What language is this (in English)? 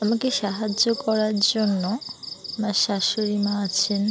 Bangla